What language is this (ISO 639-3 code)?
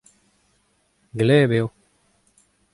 bre